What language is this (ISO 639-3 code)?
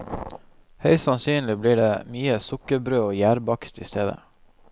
nor